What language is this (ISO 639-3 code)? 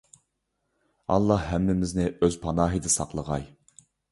uig